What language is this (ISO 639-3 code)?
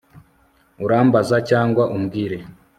kin